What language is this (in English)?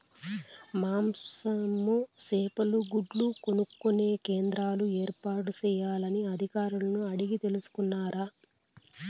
Telugu